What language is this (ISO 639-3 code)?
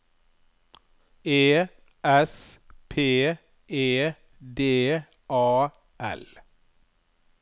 nor